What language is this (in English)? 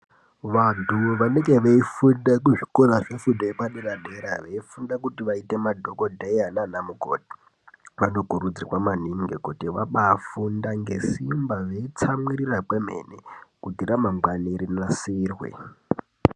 Ndau